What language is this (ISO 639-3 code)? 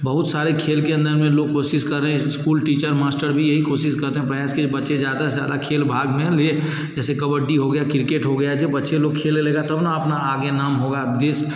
hin